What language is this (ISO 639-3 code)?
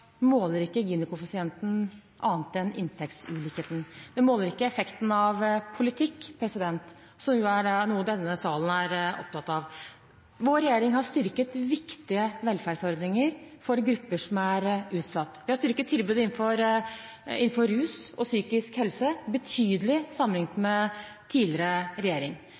nob